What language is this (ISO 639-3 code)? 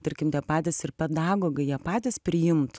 lit